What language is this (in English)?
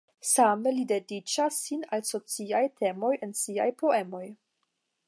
Esperanto